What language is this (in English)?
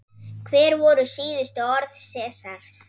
Icelandic